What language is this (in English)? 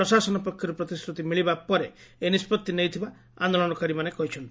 Odia